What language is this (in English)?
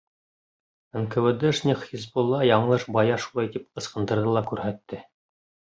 Bashkir